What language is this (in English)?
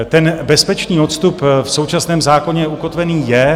Czech